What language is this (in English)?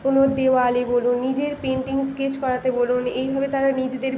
Bangla